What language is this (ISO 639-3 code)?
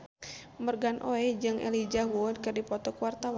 sun